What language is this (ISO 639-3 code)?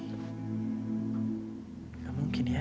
ind